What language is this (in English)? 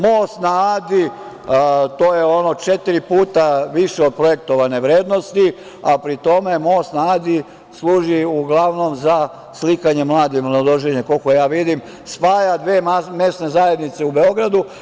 Serbian